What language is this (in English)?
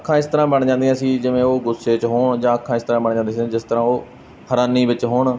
Punjabi